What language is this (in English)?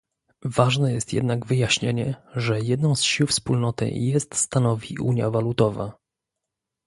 Polish